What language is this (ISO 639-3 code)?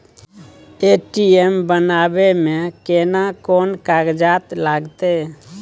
mai